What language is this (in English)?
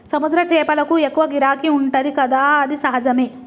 Telugu